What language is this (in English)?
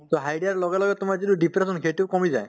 Assamese